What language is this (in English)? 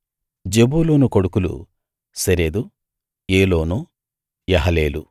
Telugu